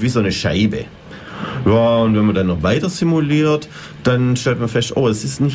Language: German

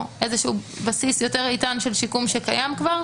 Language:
Hebrew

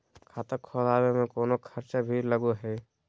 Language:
Magahi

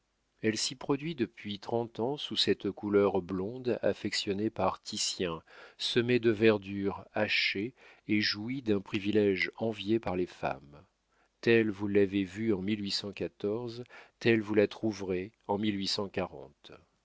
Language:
French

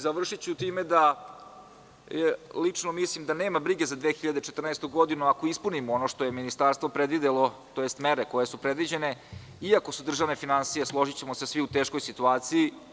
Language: Serbian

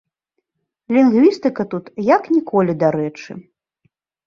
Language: Belarusian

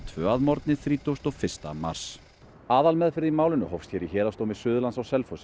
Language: Icelandic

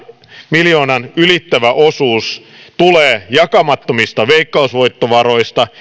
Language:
Finnish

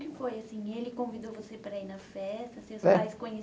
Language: Portuguese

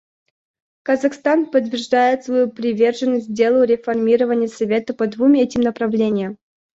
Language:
Russian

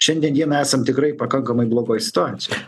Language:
Lithuanian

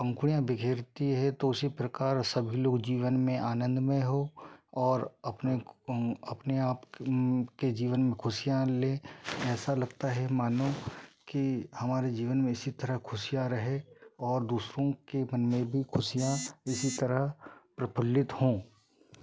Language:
Hindi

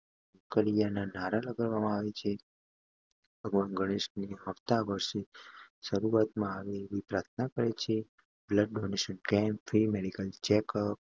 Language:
Gujarati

